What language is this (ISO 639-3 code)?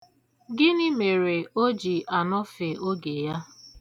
ibo